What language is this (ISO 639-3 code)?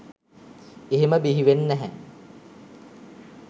sin